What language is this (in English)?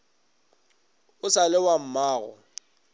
Northern Sotho